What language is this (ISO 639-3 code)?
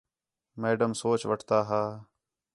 xhe